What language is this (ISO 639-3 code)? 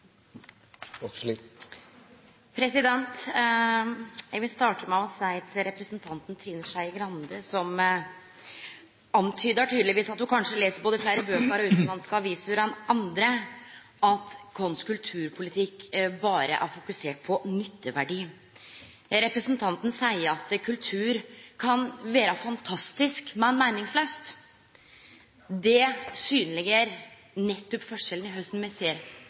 nno